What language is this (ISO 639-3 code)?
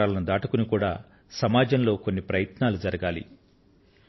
tel